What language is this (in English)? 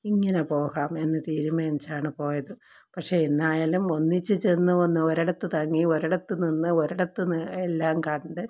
Malayalam